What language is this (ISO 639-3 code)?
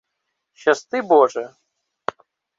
ukr